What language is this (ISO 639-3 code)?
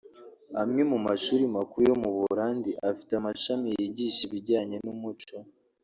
kin